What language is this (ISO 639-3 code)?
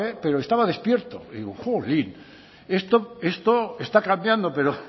spa